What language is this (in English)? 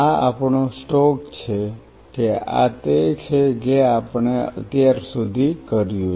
Gujarati